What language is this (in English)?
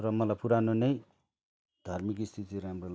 Nepali